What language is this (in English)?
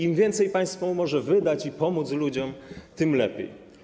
Polish